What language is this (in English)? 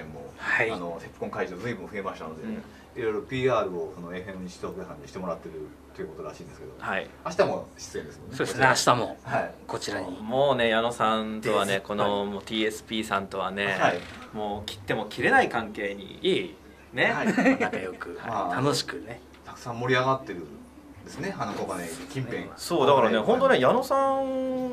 Japanese